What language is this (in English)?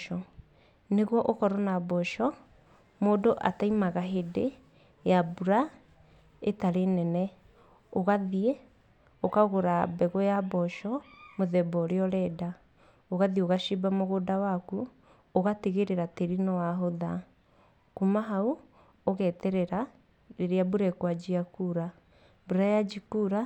Kikuyu